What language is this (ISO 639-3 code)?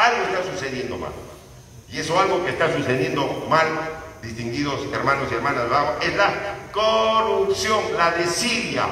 spa